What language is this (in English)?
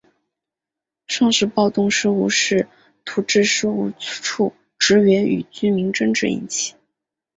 Chinese